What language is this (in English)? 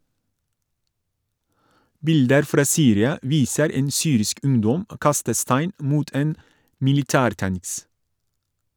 Norwegian